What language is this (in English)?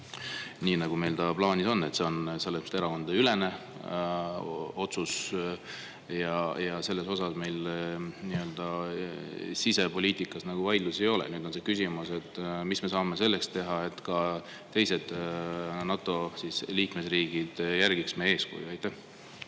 Estonian